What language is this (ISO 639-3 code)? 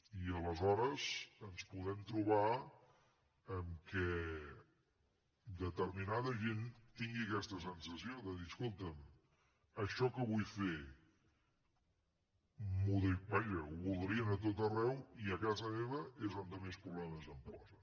cat